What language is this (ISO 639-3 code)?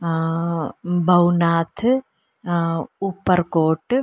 snd